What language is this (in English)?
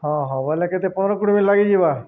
Odia